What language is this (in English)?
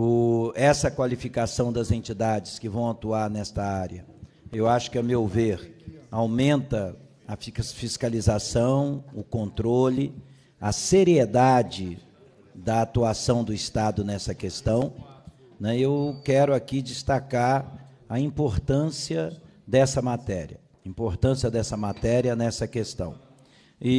Portuguese